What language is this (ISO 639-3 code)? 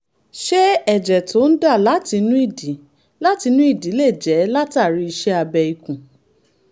yor